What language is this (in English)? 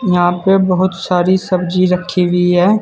Hindi